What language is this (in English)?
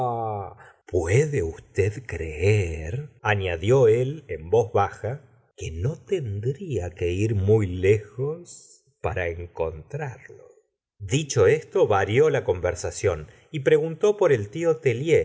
Spanish